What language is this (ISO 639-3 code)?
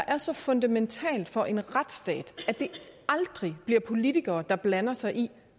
dan